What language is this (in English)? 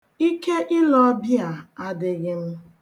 Igbo